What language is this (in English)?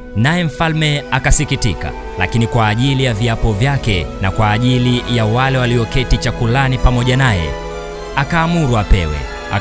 Swahili